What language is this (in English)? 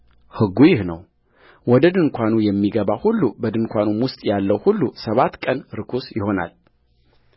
Amharic